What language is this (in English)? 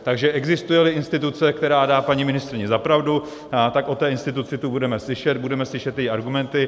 Czech